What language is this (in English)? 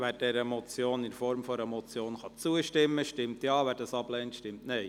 Swiss German